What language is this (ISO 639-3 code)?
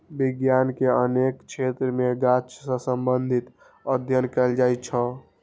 mai